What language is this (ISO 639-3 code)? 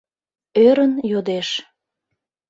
chm